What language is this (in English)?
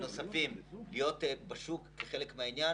Hebrew